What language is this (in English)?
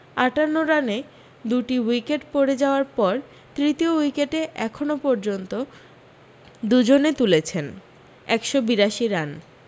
Bangla